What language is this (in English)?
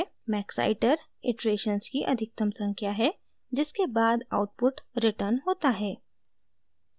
Hindi